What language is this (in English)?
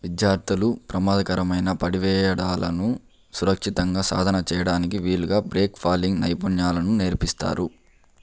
Telugu